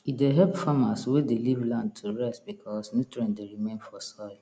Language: Nigerian Pidgin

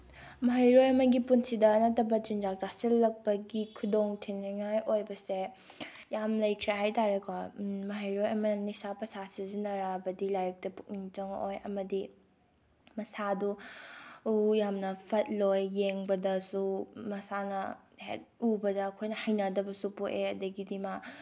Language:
Manipuri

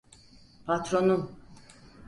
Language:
Turkish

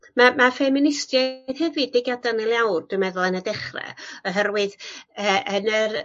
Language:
Welsh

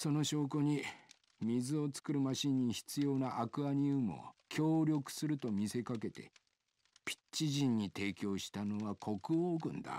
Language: Japanese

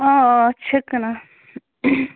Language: Kashmiri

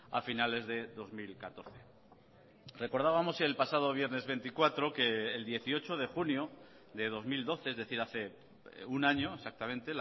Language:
Spanish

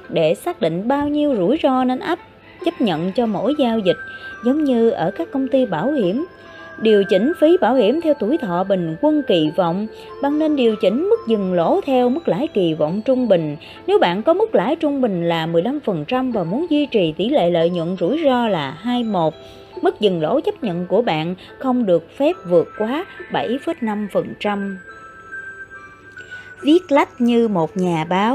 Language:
Vietnamese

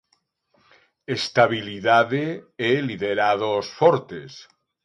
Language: Galician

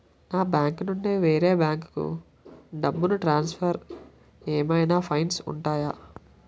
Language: Telugu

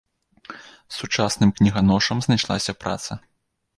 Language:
Belarusian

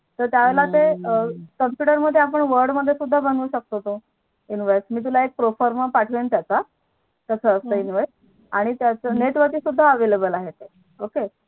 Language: Marathi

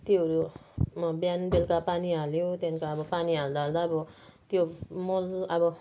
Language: Nepali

